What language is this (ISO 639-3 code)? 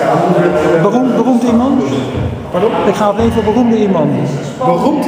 nld